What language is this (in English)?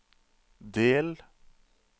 Norwegian